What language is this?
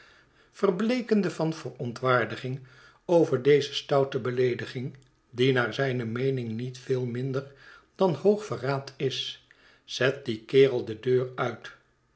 Dutch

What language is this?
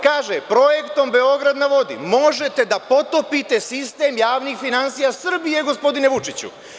Serbian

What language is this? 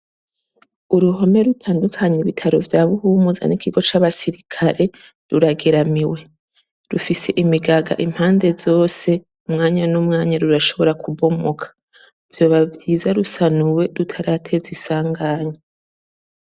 Rundi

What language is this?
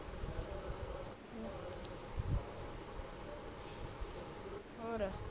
Punjabi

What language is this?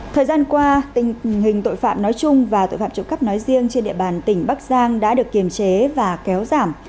Vietnamese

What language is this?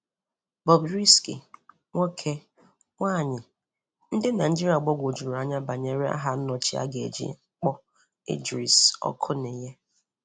Igbo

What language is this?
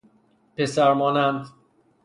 Persian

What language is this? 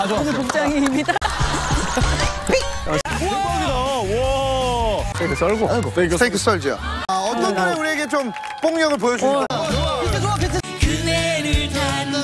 Korean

